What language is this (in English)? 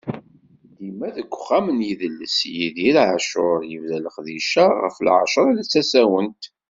Kabyle